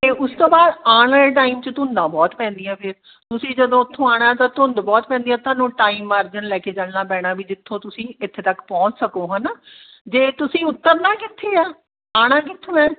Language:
Punjabi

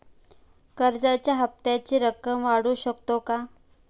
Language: Marathi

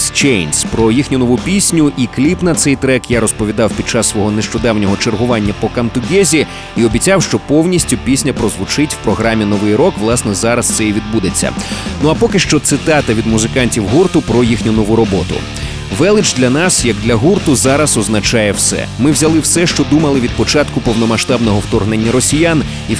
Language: Ukrainian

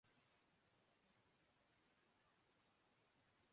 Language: Urdu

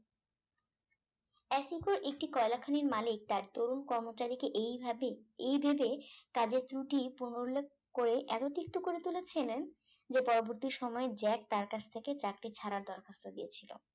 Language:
Bangla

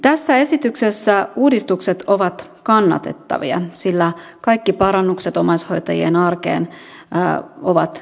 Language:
Finnish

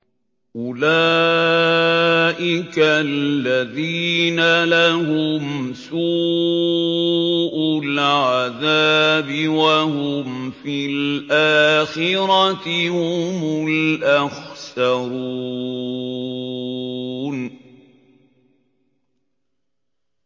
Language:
Arabic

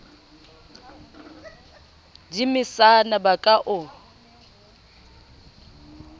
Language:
Southern Sotho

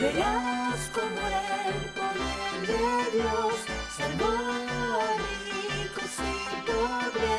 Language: Spanish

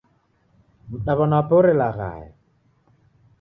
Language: Taita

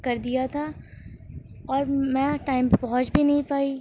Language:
Urdu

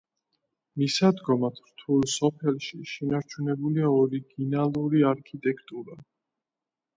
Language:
Georgian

